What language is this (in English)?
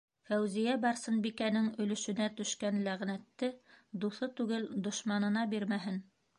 Bashkir